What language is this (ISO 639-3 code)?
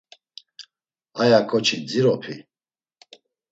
lzz